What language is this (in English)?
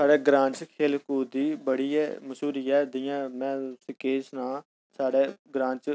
Dogri